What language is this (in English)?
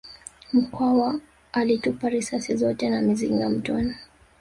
Swahili